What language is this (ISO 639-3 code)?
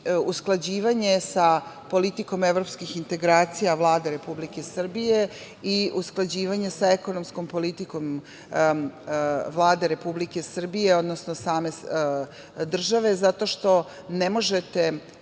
srp